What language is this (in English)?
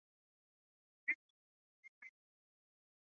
Chinese